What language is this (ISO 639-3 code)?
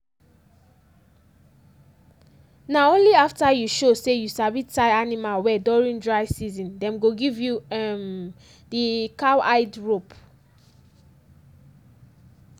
pcm